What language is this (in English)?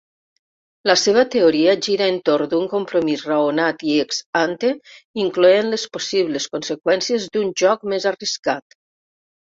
Catalan